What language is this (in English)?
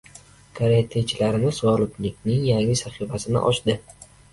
Uzbek